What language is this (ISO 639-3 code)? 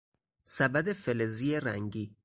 fas